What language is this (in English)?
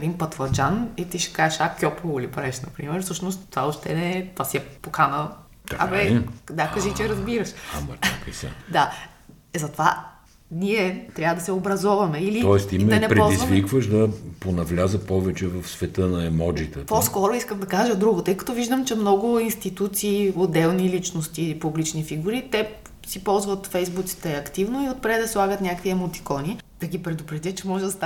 Bulgarian